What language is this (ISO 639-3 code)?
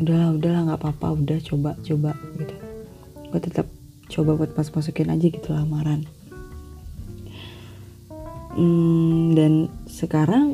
ind